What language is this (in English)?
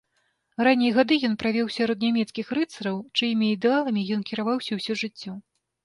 Belarusian